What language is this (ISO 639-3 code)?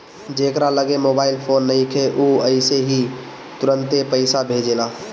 bho